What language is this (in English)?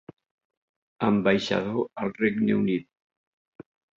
Catalan